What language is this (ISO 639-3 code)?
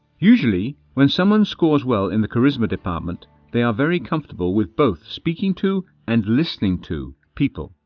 eng